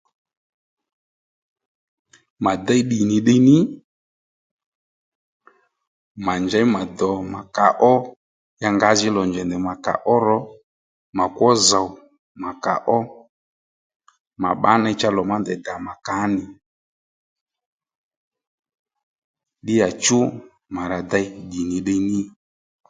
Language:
Lendu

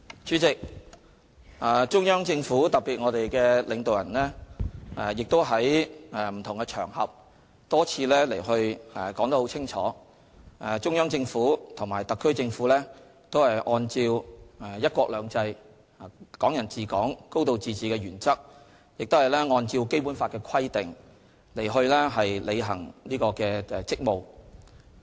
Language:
Cantonese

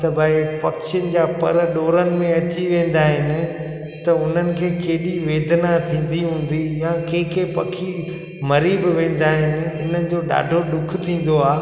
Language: Sindhi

